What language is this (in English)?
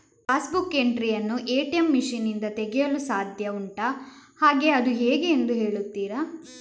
Kannada